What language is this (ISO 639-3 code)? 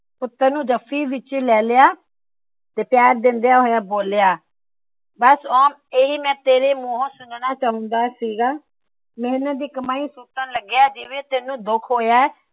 pan